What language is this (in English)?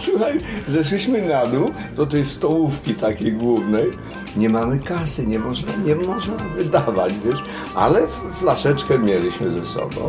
Polish